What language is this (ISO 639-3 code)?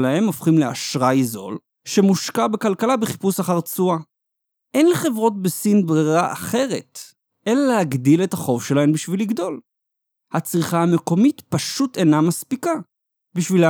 heb